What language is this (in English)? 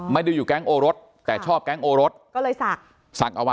Thai